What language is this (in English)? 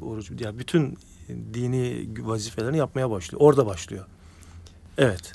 Turkish